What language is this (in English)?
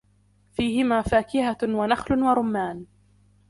Arabic